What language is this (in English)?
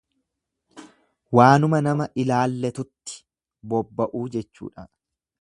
Oromo